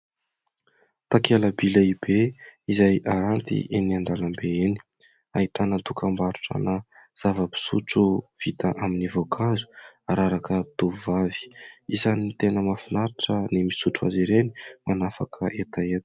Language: Malagasy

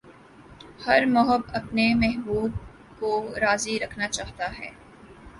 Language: Urdu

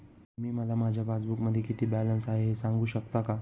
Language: Marathi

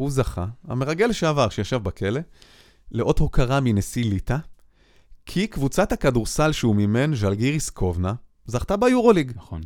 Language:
Hebrew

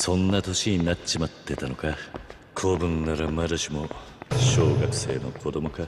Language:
Japanese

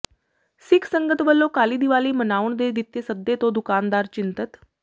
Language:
Punjabi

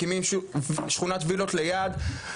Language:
Hebrew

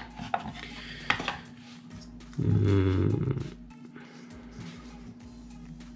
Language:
Portuguese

